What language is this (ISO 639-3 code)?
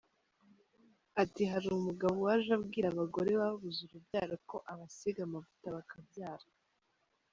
kin